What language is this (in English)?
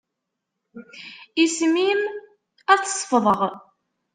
Kabyle